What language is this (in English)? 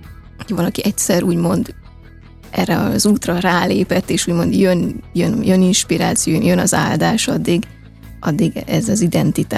Hungarian